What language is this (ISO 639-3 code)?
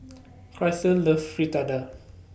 eng